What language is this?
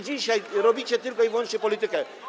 Polish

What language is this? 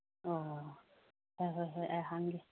Manipuri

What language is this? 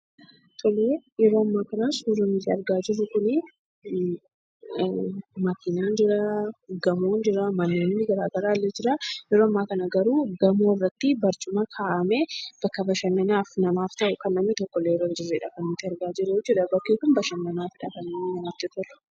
Oromo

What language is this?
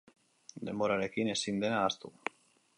Basque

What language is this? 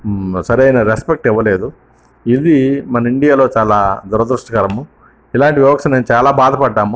Telugu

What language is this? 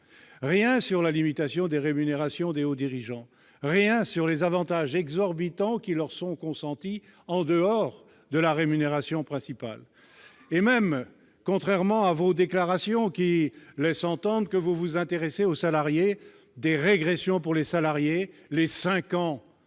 French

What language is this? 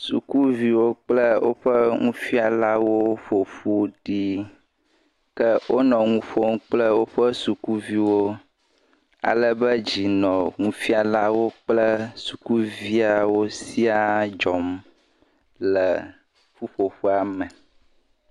Ewe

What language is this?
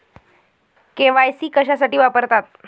Marathi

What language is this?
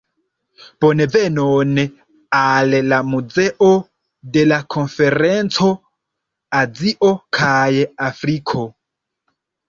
Esperanto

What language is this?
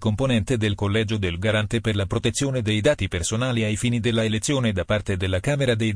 Italian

